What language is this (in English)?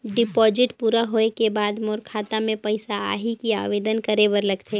Chhattisgarhi